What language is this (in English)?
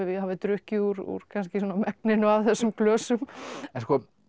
Icelandic